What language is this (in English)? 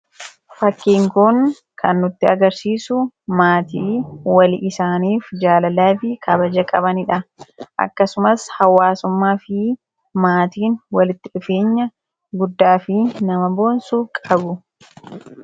Oromo